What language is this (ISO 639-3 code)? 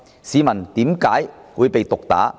yue